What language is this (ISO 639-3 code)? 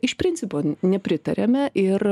lit